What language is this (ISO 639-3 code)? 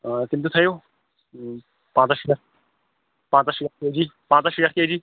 kas